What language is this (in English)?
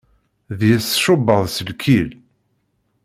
Kabyle